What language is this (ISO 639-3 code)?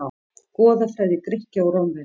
isl